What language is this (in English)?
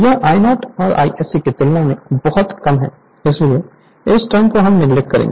Hindi